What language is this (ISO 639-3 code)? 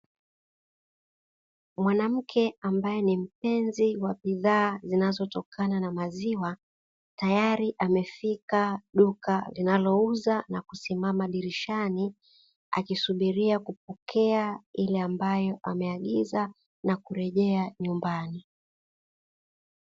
swa